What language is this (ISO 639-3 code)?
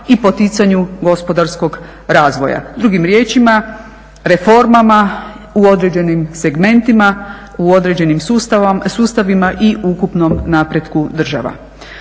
hrv